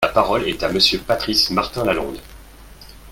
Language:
French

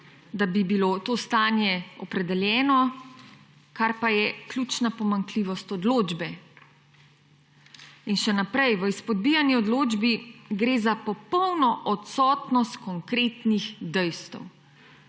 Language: Slovenian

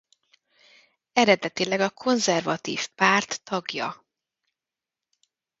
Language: Hungarian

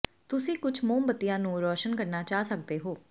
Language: Punjabi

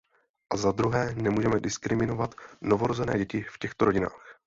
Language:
Czech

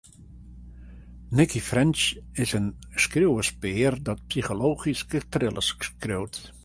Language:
Western Frisian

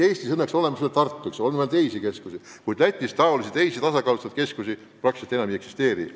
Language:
Estonian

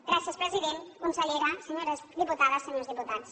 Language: Catalan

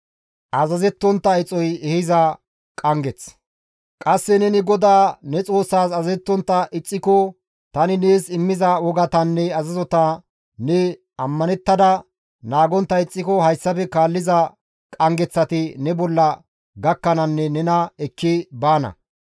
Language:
Gamo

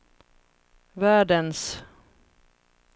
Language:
Swedish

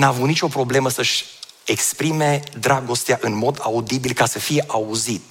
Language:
Romanian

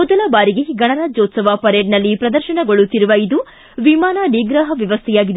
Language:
Kannada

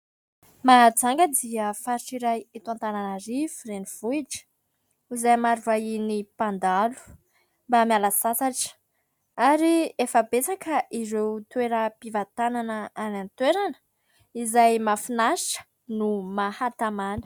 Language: Malagasy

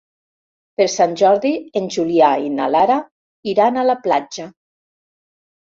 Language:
Catalan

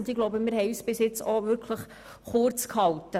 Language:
Swiss German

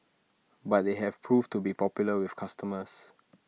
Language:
English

